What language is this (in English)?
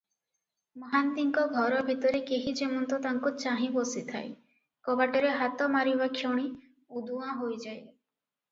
Odia